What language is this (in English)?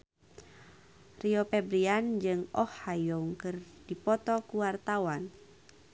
Sundanese